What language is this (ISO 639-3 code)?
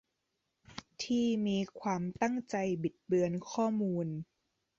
tha